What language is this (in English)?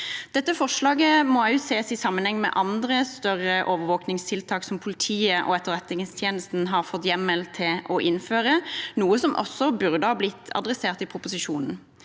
Norwegian